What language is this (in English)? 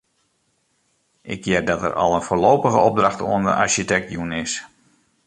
Western Frisian